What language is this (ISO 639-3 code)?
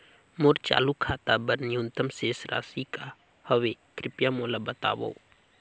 hne